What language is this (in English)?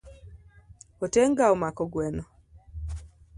Luo (Kenya and Tanzania)